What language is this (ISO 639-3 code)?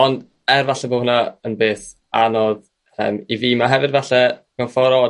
cym